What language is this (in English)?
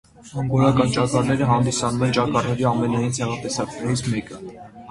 Armenian